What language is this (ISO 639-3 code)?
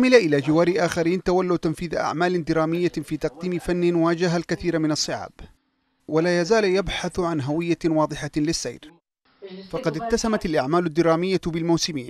ara